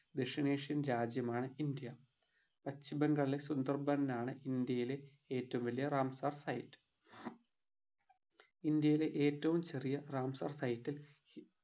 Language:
Malayalam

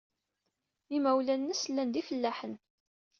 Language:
Kabyle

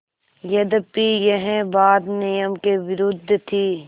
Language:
Hindi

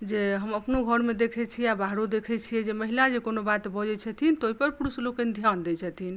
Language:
Maithili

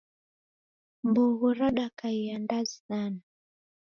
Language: Taita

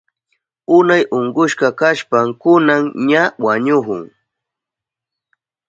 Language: Southern Pastaza Quechua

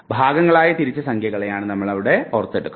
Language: Malayalam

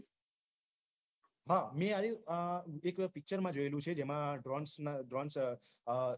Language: Gujarati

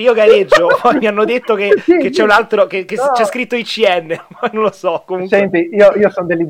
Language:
Italian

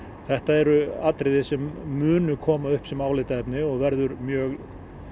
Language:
Icelandic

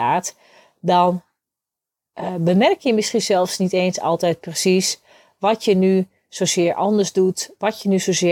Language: Dutch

